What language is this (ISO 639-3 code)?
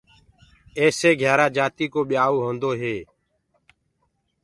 ggg